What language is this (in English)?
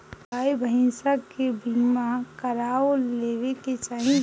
Bhojpuri